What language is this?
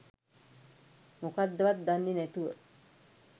Sinhala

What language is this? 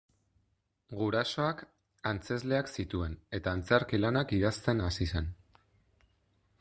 Basque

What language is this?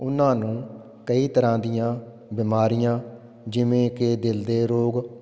Punjabi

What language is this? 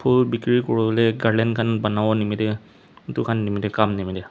Naga Pidgin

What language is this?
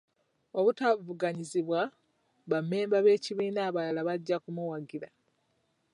Ganda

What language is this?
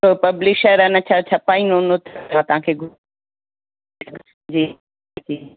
Sindhi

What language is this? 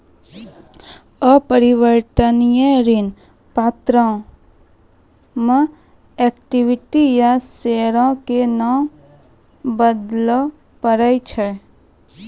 Maithili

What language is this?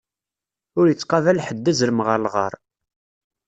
Kabyle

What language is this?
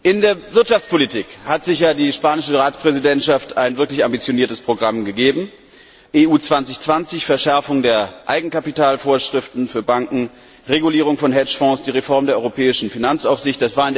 German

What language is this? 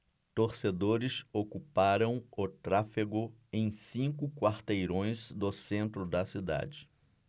Portuguese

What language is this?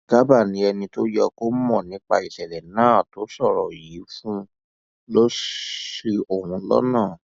Yoruba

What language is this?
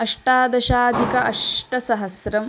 Sanskrit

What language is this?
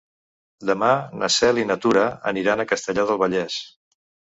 Catalan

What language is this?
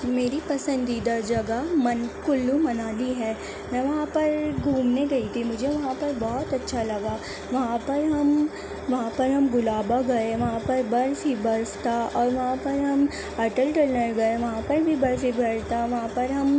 Urdu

